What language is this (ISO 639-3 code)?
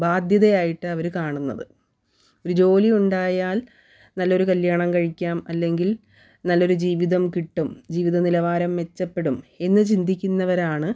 mal